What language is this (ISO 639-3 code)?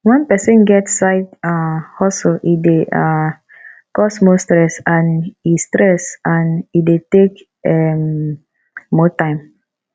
pcm